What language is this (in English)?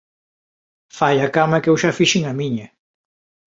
Galician